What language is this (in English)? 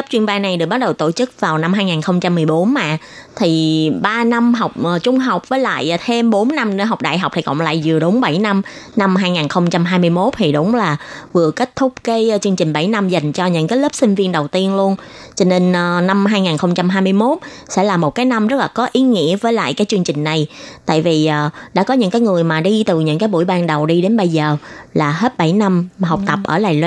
Vietnamese